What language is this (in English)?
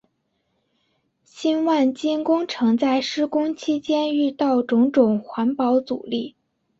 Chinese